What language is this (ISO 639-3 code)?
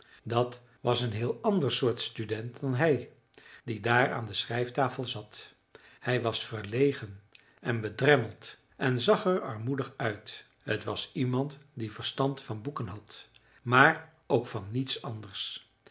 nld